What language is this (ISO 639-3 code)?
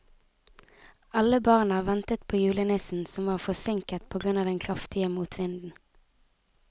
nor